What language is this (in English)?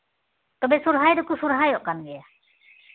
Santali